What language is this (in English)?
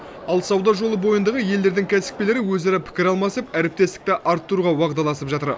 Kazakh